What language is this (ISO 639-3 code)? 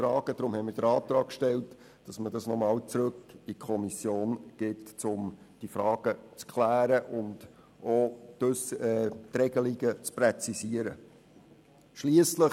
gsw